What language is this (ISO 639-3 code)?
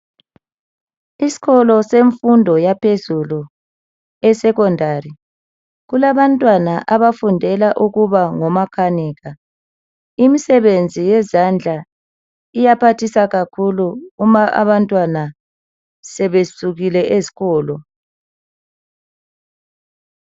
nde